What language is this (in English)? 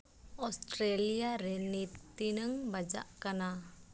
Santali